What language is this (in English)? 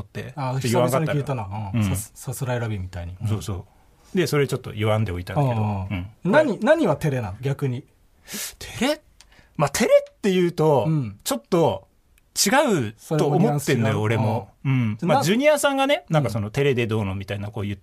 Japanese